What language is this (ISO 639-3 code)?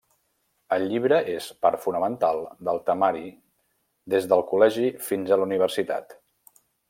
cat